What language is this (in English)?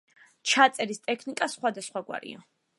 Georgian